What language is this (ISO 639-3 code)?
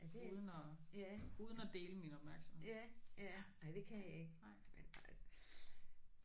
dan